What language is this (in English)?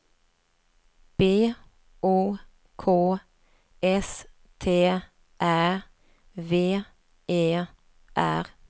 Swedish